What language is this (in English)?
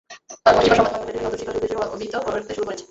Bangla